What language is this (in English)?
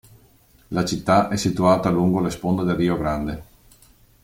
Italian